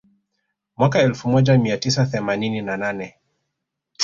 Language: Swahili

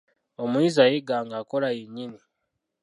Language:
Ganda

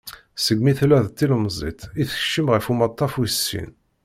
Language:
Kabyle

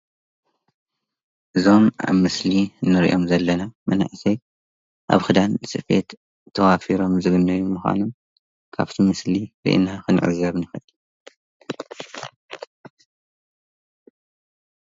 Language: Tigrinya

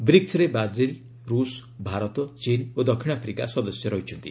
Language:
Odia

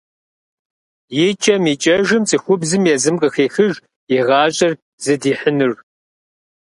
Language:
Kabardian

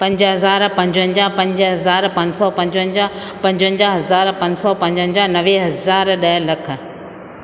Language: Sindhi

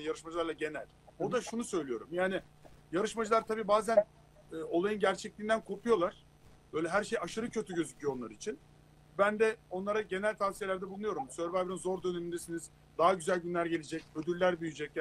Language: Turkish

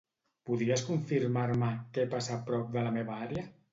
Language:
Catalan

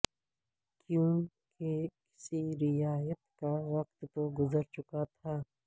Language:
Urdu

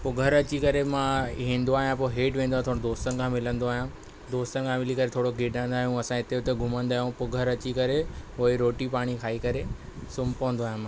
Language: Sindhi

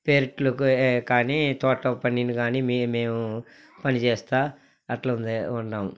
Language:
Telugu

